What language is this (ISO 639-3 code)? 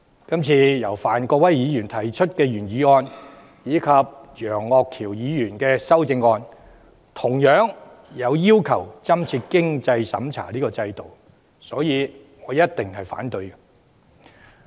yue